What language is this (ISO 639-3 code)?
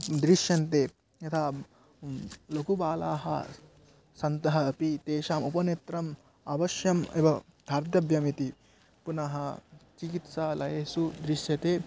san